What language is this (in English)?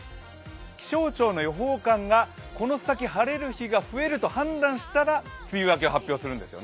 Japanese